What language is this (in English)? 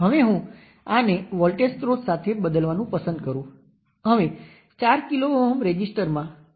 Gujarati